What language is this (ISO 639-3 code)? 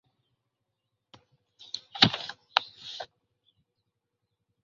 lug